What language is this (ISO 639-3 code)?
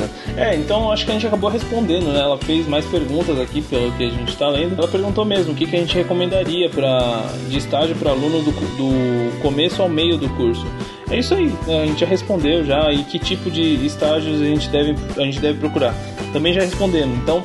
por